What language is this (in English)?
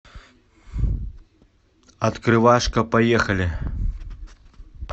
Russian